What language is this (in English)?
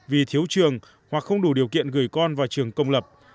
Vietnamese